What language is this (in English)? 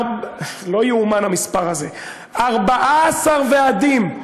Hebrew